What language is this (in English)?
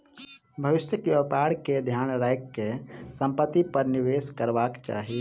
Maithili